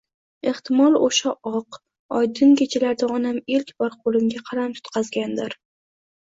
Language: Uzbek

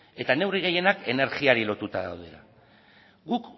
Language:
Basque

